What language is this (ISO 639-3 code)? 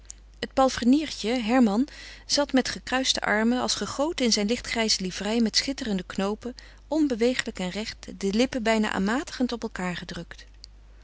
nld